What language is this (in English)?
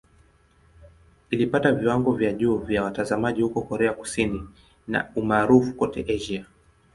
Swahili